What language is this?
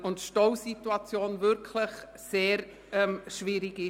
Swiss German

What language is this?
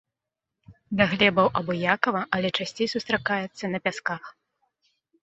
Belarusian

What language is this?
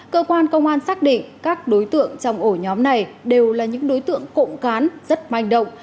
Vietnamese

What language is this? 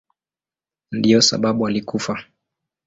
Swahili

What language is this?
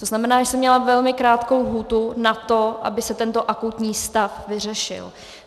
Czech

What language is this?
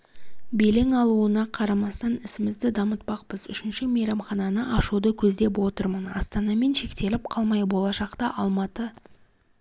Kazakh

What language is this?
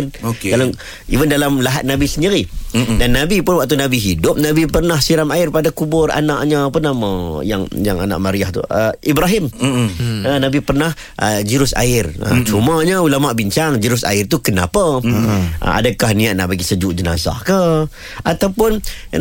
Malay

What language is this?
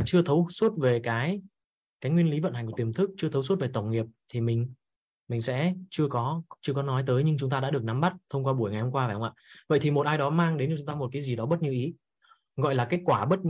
Vietnamese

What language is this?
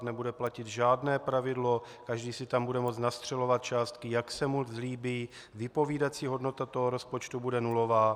Czech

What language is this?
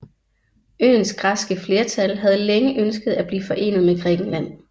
Danish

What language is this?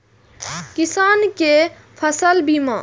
Maithili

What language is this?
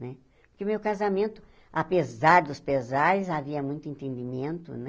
Portuguese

